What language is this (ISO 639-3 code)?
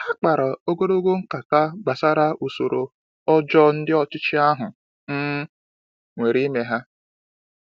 ibo